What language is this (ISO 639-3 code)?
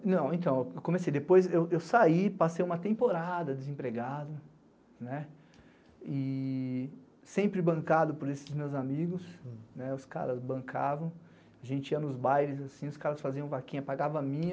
por